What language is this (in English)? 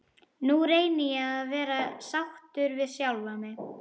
Icelandic